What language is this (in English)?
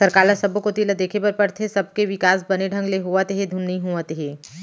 Chhattisgarhi